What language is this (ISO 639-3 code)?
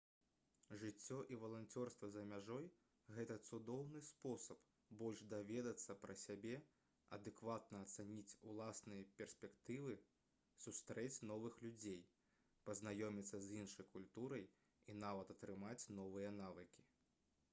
bel